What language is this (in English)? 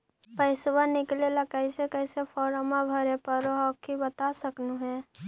Magahi